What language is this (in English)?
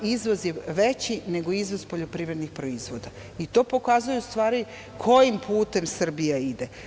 Serbian